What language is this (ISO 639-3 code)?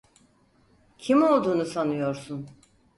tur